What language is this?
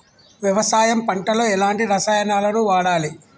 Telugu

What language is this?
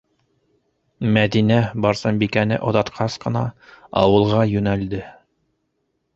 Bashkir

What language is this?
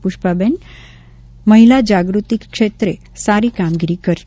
Gujarati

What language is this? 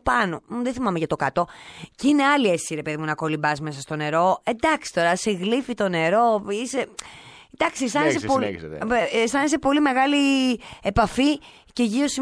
Greek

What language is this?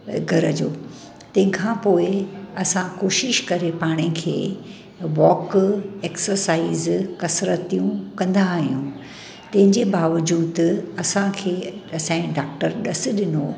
Sindhi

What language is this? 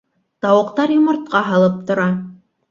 Bashkir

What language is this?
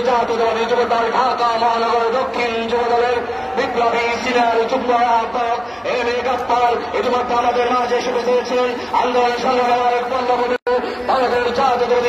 Bangla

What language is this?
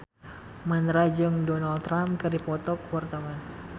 Sundanese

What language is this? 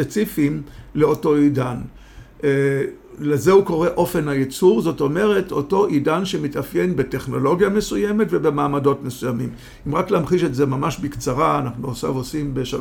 Hebrew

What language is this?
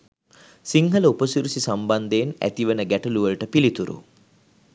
Sinhala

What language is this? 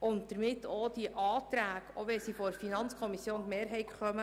Swiss German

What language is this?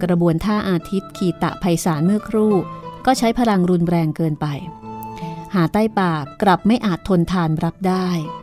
Thai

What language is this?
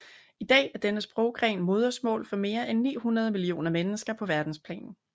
Danish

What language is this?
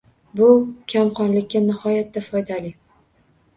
Uzbek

